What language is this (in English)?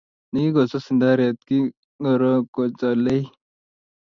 Kalenjin